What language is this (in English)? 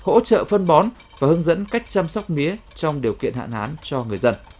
Vietnamese